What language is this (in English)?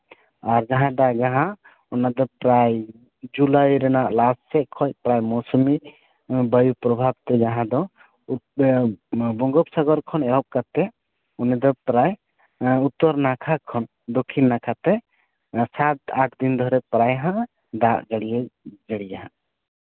Santali